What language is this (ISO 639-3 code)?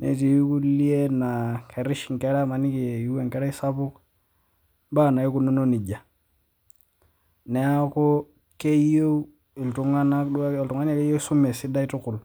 mas